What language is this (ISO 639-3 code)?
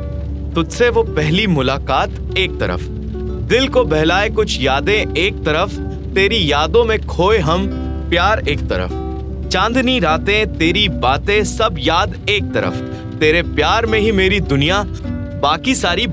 hin